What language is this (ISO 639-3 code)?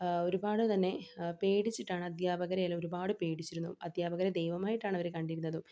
mal